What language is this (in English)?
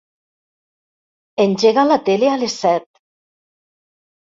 Catalan